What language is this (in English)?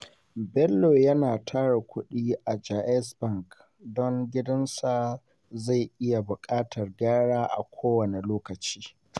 Hausa